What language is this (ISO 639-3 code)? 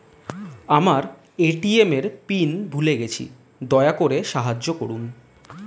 ben